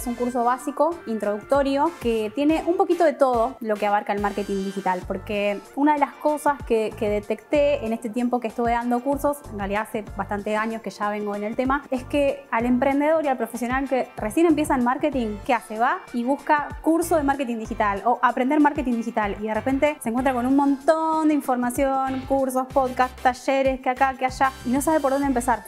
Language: Spanish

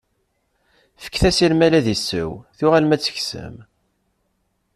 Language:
Kabyle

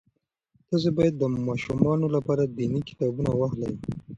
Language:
Pashto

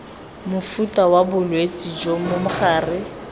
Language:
Tswana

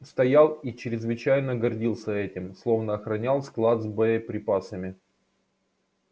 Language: Russian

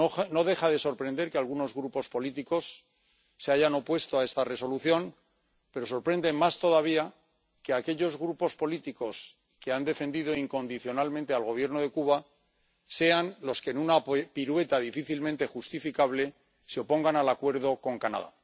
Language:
Spanish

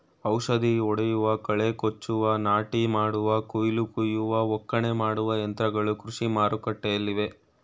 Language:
Kannada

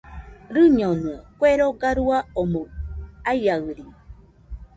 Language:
Nüpode Huitoto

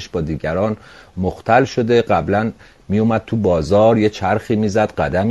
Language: Persian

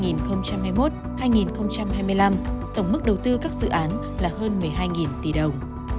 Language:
Vietnamese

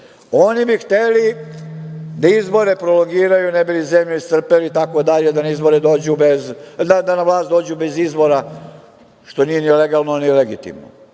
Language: Serbian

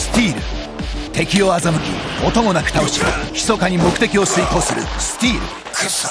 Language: Japanese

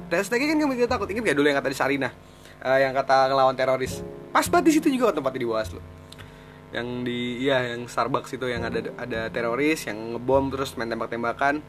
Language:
Indonesian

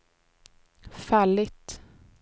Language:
Swedish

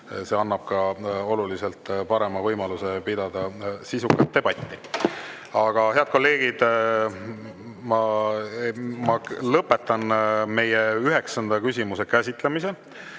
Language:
Estonian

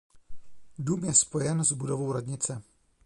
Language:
Czech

